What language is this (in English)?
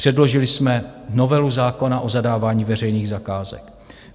Czech